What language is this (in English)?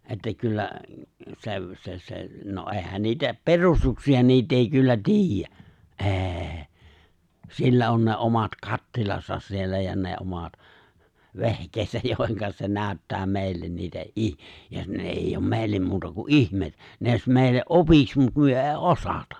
Finnish